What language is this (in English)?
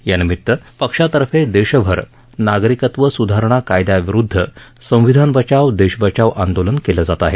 Marathi